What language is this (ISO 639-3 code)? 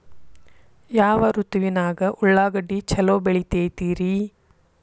kan